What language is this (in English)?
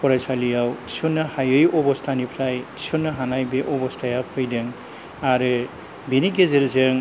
Bodo